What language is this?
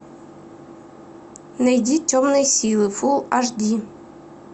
Russian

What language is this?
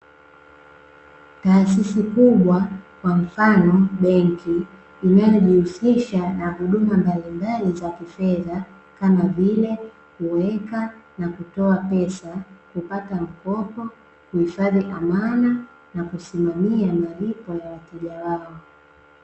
Swahili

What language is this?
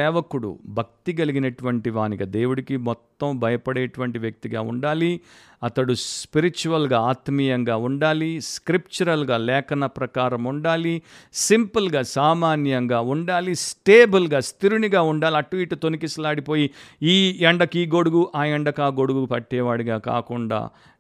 Telugu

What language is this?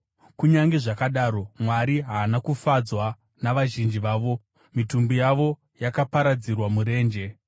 Shona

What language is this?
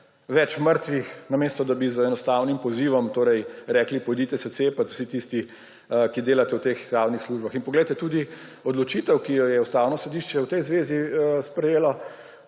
Slovenian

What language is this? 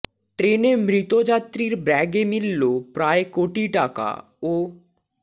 Bangla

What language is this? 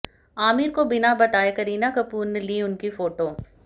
Hindi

